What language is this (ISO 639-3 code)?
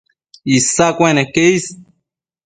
mcf